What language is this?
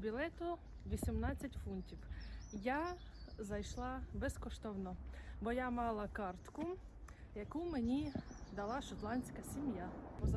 Ukrainian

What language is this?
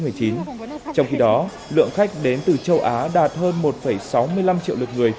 Vietnamese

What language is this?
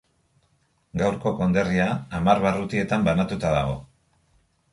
Basque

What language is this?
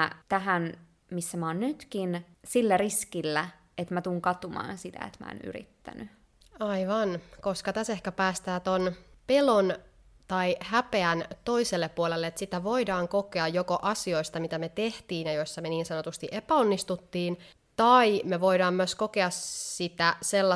Finnish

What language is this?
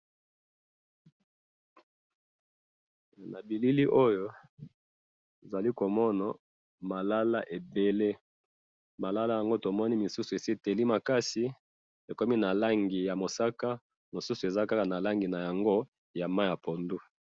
Lingala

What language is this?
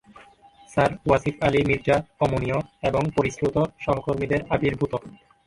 Bangla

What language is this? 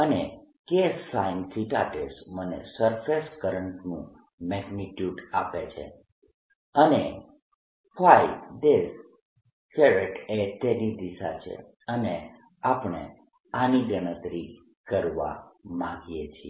Gujarati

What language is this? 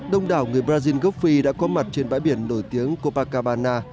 Vietnamese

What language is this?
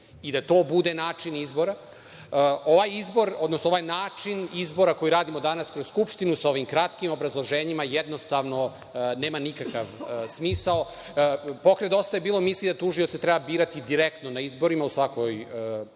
Serbian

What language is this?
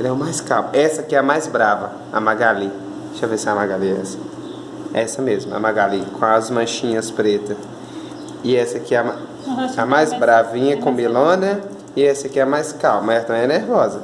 Portuguese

